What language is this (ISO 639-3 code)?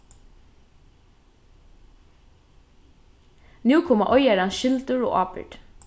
fao